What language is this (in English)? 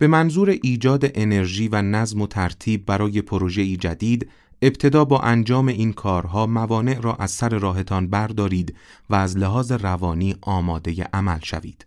Persian